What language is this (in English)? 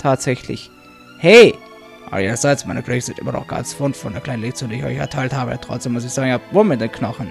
German